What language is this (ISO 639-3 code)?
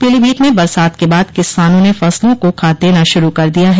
hin